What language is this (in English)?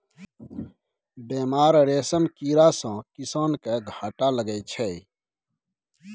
Maithili